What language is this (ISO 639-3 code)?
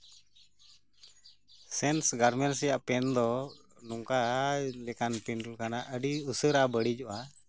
sat